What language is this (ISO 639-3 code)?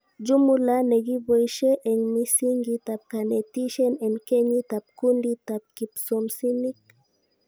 kln